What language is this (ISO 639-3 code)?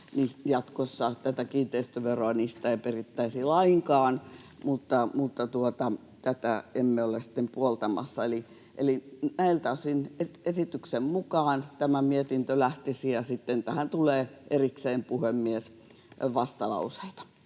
fin